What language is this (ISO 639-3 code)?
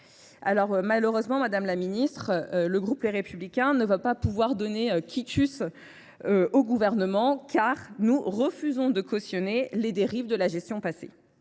fra